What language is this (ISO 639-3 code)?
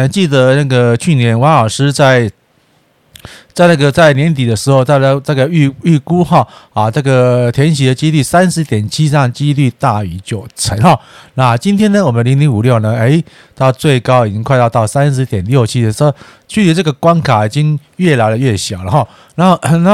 zho